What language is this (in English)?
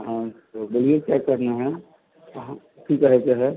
Maithili